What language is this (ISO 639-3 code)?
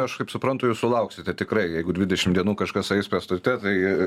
lit